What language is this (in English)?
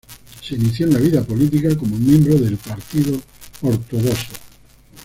Spanish